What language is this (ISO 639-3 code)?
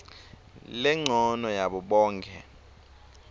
ssw